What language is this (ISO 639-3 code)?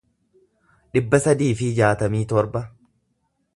orm